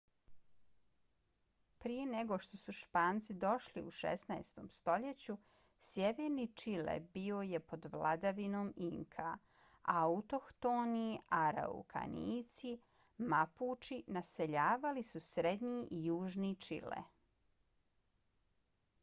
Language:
Bosnian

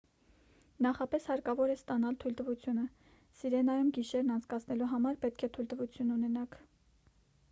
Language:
Armenian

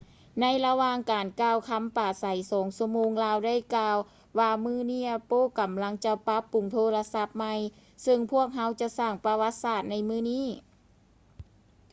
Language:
Lao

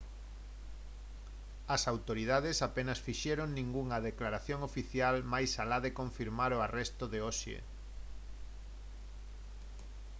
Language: Galician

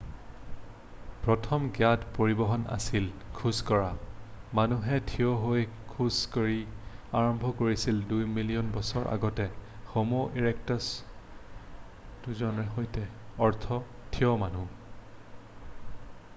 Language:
Assamese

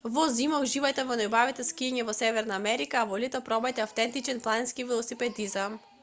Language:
Macedonian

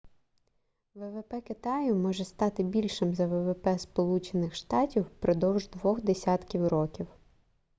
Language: Ukrainian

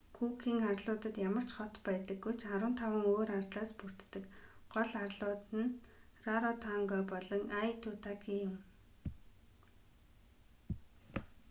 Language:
Mongolian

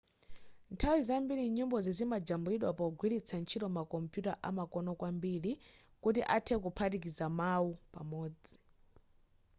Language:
Nyanja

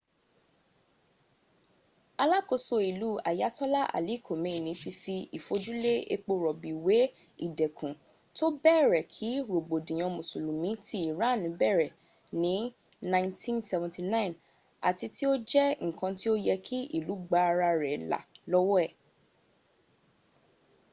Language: Yoruba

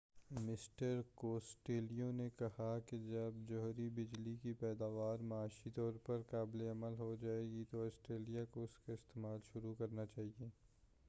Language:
Urdu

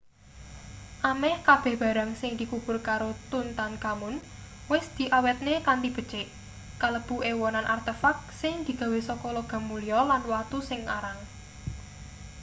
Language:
Javanese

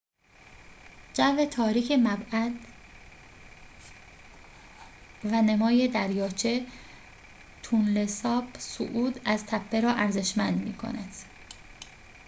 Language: Persian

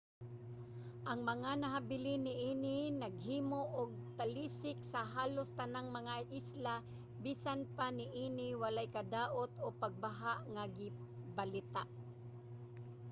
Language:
Cebuano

